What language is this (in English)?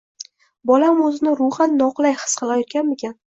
Uzbek